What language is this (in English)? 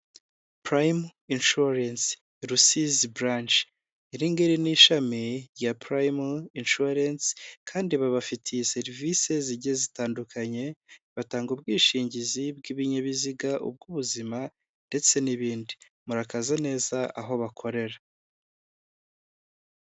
Kinyarwanda